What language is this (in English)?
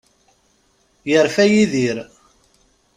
Kabyle